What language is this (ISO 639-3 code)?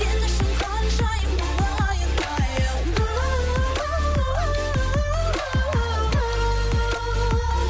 kaz